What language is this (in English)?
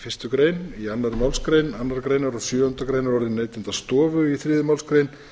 Icelandic